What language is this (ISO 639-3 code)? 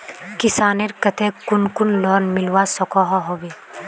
mag